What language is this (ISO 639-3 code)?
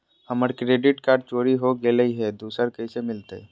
mag